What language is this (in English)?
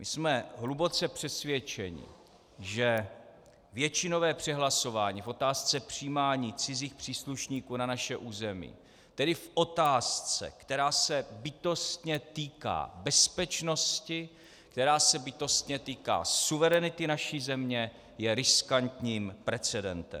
Czech